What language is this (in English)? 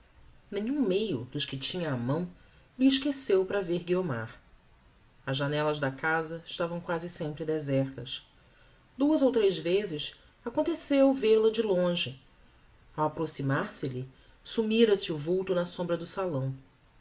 Portuguese